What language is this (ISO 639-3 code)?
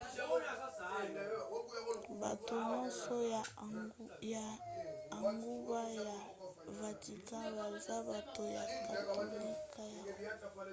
lin